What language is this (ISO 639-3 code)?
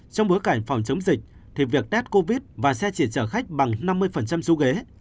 vie